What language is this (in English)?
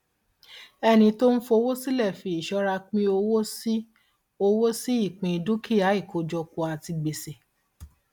Yoruba